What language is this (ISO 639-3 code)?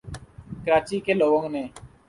urd